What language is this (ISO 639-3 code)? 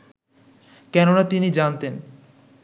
ben